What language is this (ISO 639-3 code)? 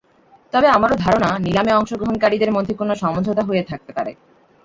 ben